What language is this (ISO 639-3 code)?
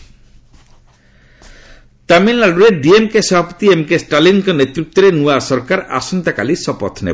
ori